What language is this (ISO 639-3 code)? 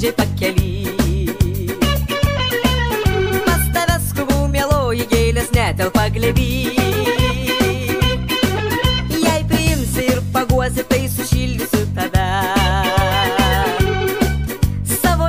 nld